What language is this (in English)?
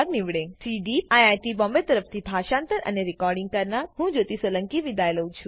Gujarati